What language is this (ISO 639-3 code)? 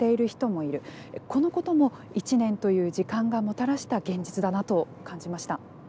jpn